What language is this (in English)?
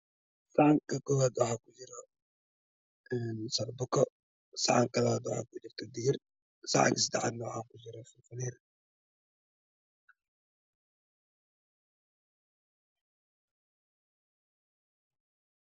Somali